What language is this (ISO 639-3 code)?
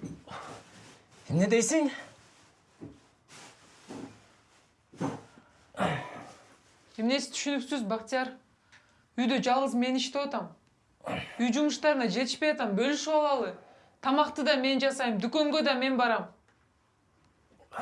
tur